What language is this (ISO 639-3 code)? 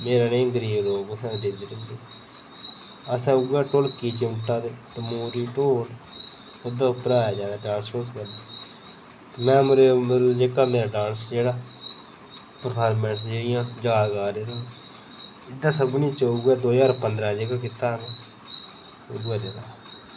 doi